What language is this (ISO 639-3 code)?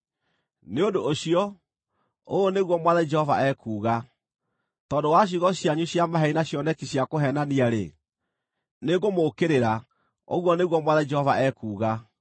kik